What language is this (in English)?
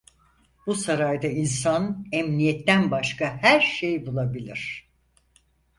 Turkish